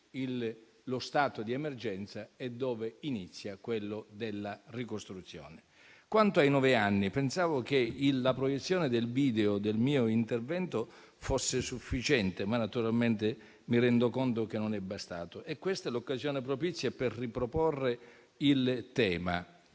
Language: Italian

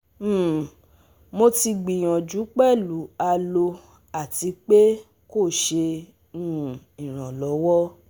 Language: Yoruba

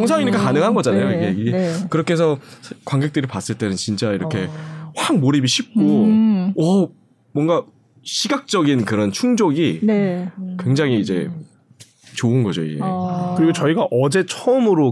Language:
Korean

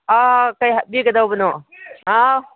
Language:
Manipuri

